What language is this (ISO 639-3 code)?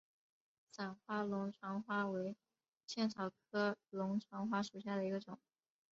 zho